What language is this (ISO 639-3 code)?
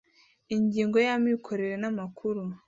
kin